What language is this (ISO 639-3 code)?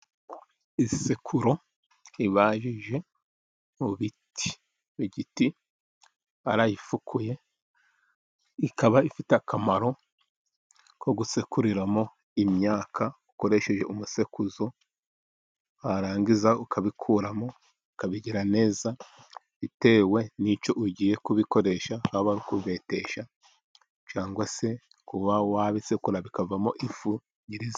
kin